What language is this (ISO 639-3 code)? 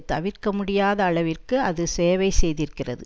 tam